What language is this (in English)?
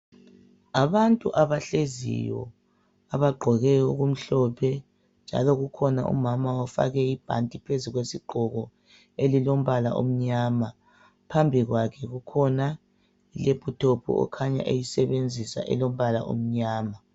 North Ndebele